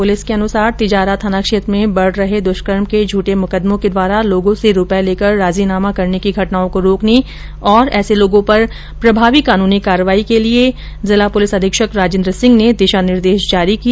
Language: Hindi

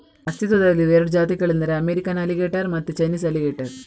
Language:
Kannada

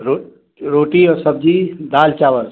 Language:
Hindi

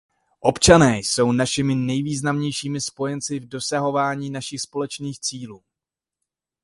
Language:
Czech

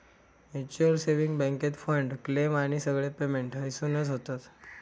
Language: Marathi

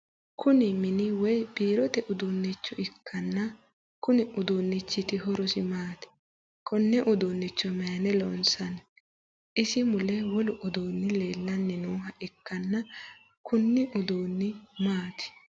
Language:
Sidamo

